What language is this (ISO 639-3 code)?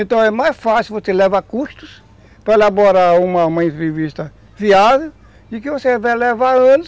por